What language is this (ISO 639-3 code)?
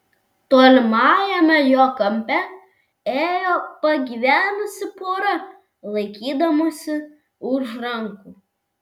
lit